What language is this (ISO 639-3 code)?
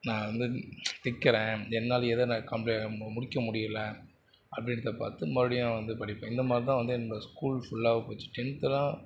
tam